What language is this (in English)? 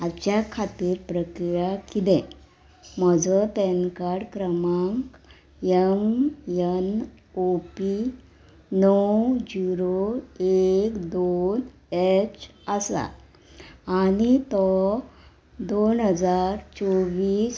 Konkani